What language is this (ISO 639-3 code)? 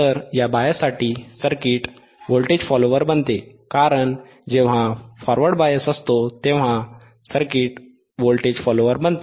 mar